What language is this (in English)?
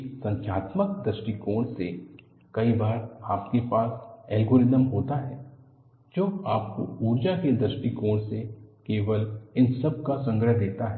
Hindi